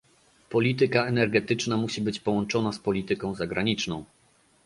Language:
Polish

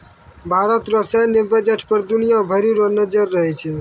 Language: Maithili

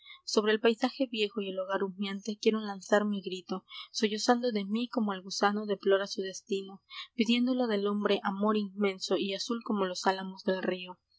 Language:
Spanish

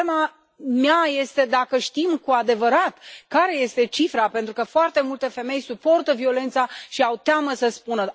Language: Romanian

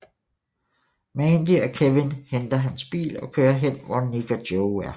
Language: Danish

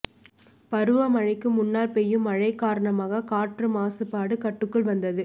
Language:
Tamil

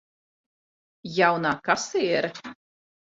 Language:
Latvian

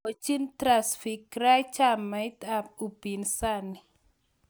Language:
Kalenjin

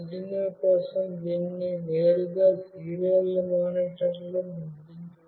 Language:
Telugu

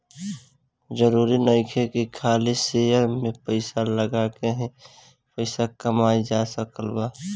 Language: Bhojpuri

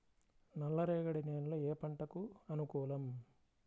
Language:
Telugu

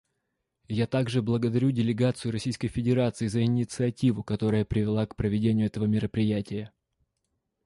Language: Russian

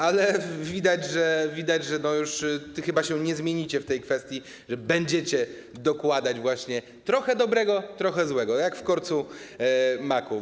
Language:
Polish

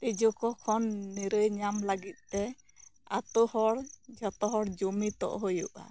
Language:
Santali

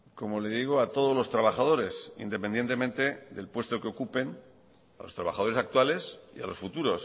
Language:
Spanish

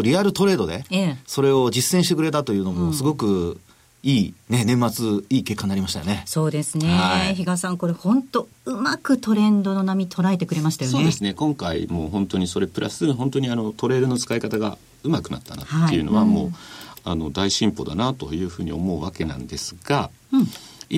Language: Japanese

